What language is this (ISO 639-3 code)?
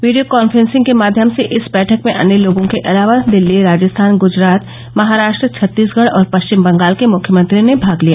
hin